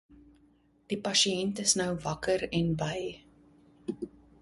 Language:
Afrikaans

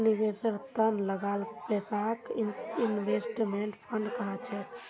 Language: Magahi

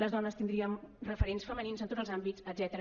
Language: Catalan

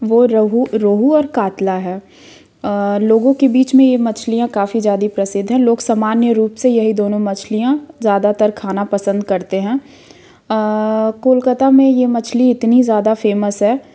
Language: Hindi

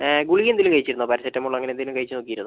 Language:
Malayalam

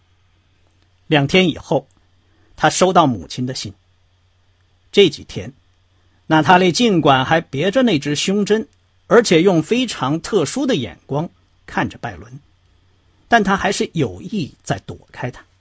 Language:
Chinese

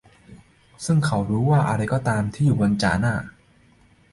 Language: Thai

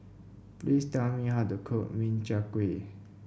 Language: English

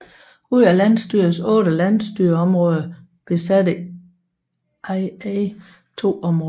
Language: Danish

